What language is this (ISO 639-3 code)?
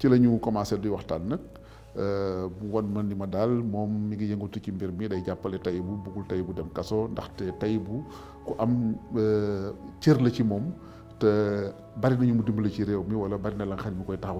ara